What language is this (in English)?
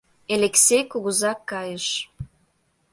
Mari